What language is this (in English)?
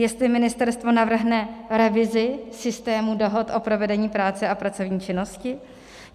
Czech